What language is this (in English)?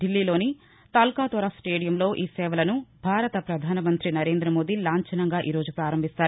Telugu